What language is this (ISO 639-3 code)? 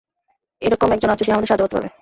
ben